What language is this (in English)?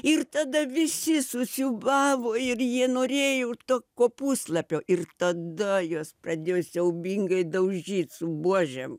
Lithuanian